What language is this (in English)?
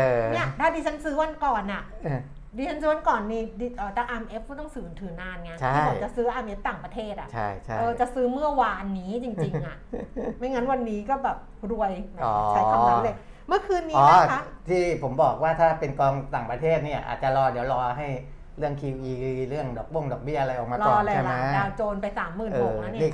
Thai